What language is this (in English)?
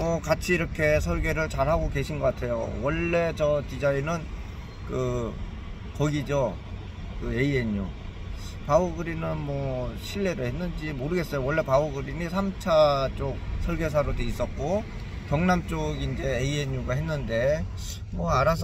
Korean